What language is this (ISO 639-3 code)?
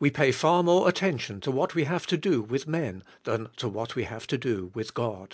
eng